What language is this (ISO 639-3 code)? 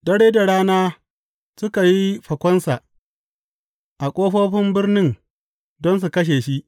hau